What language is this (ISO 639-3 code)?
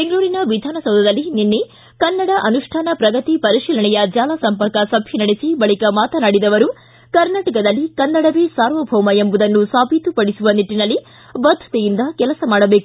kan